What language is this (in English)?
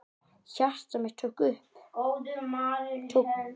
Icelandic